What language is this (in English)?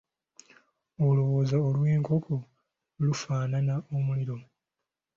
Ganda